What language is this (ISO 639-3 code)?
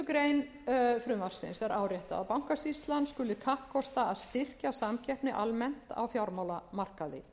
isl